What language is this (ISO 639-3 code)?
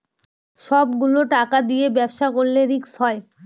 ben